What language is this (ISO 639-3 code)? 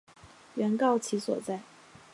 zho